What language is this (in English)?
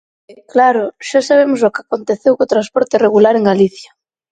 Galician